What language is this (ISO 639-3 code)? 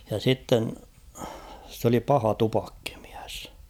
fin